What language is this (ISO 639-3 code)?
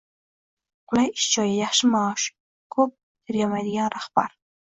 uzb